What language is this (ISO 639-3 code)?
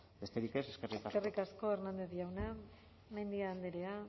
eus